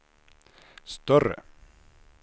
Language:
Swedish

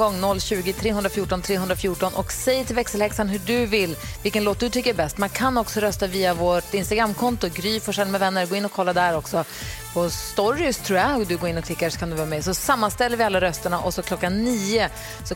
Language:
Swedish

